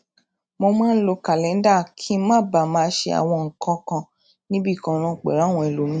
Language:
Yoruba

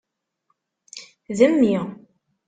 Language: Kabyle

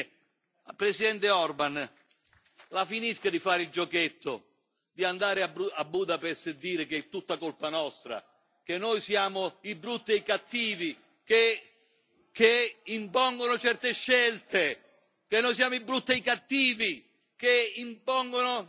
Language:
Italian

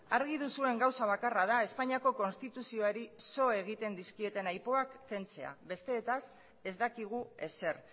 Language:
Basque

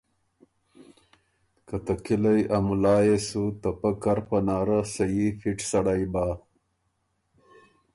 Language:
Ormuri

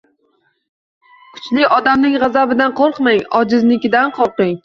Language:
Uzbek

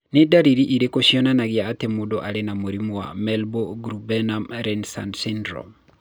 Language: Kikuyu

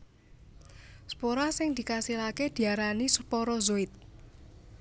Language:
Javanese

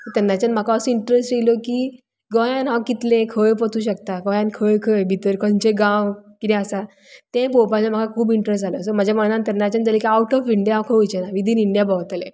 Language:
Konkani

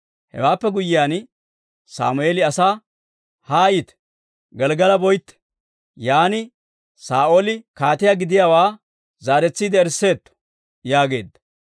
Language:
Dawro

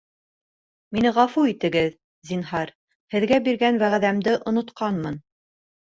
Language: Bashkir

